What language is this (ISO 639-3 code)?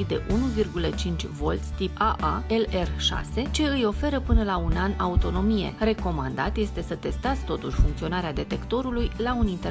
ron